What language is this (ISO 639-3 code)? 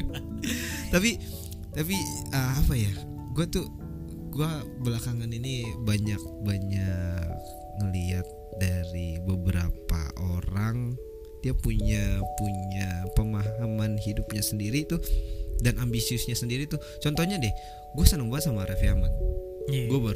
ind